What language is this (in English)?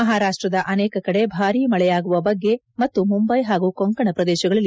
Kannada